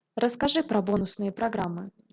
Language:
Russian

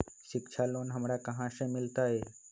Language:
Magahi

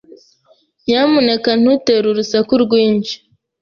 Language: Kinyarwanda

